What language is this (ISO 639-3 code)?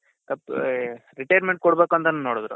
kan